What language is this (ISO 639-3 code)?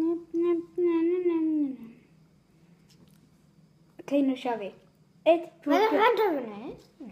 swe